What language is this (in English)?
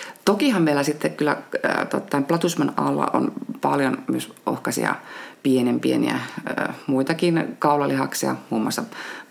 Finnish